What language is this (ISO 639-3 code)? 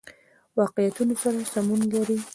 pus